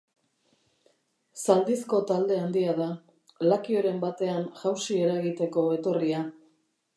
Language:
Basque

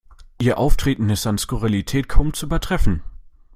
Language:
German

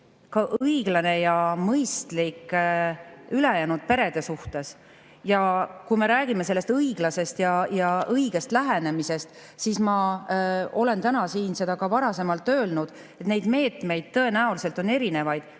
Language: Estonian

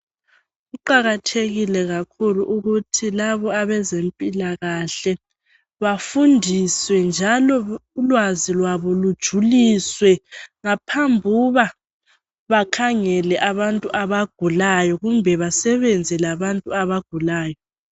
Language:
North Ndebele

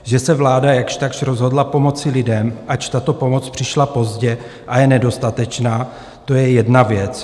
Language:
Czech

